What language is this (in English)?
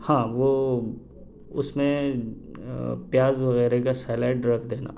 Urdu